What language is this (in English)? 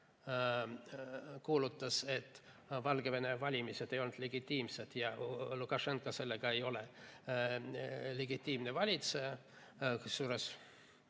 Estonian